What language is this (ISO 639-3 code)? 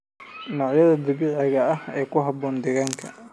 som